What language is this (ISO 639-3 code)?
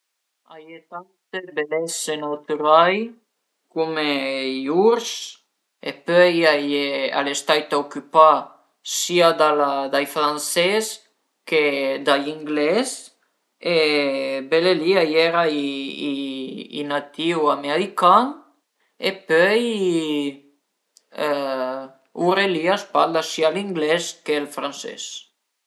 pms